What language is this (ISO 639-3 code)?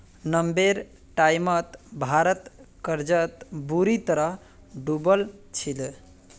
mag